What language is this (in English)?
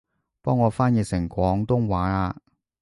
Cantonese